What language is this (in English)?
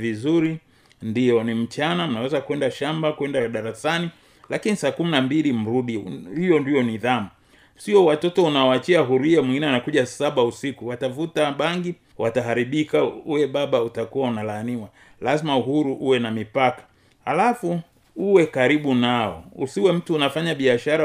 Swahili